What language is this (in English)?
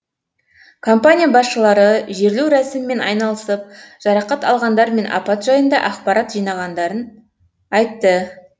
Kazakh